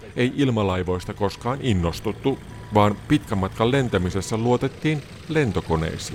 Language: Finnish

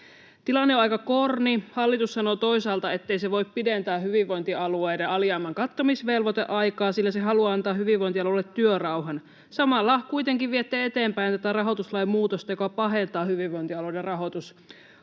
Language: Finnish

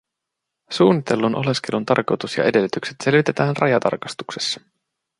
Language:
Finnish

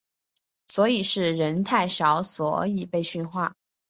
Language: Chinese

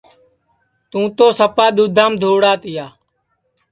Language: Sansi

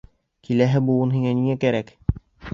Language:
Bashkir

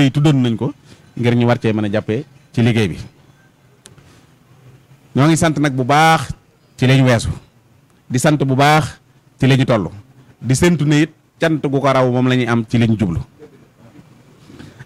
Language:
Indonesian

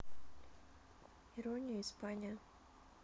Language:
Russian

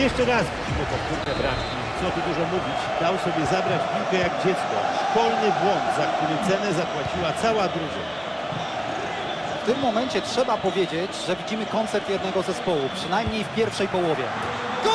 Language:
Polish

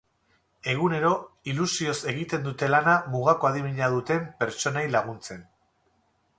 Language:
Basque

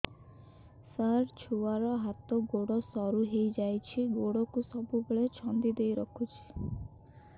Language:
Odia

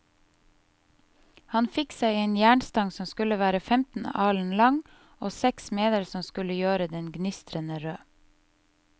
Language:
Norwegian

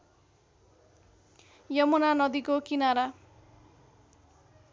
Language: Nepali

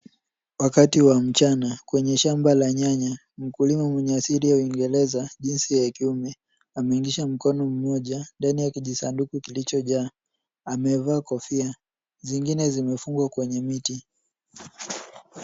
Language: Swahili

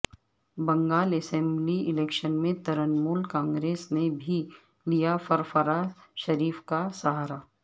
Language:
Urdu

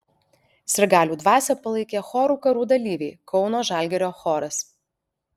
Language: Lithuanian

